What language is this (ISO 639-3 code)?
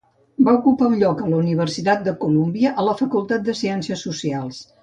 cat